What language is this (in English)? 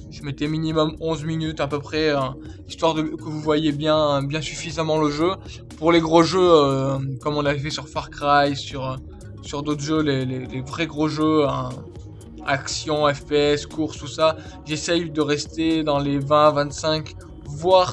French